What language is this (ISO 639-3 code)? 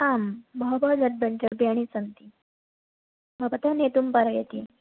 san